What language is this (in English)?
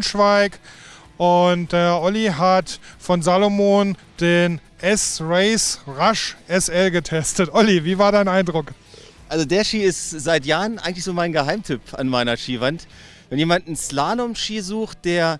German